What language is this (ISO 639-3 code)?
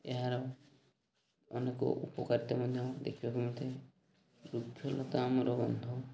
ori